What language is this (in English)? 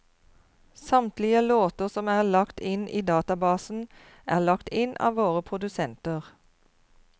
Norwegian